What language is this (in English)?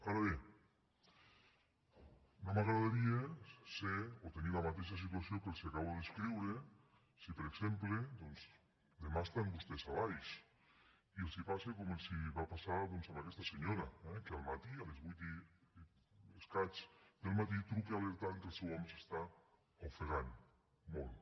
Catalan